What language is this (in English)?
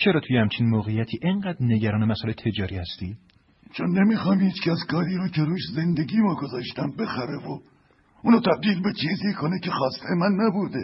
Persian